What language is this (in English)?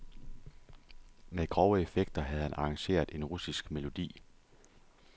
Danish